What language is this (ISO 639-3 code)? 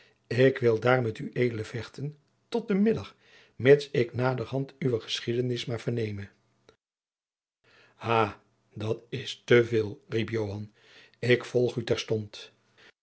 nld